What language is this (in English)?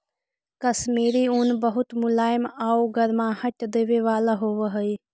Magahi